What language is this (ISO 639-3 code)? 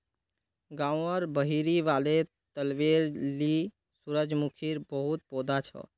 mag